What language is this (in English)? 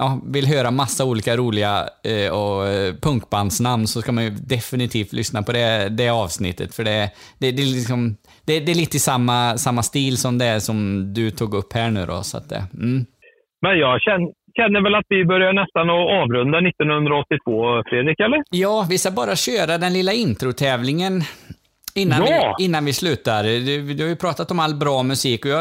Swedish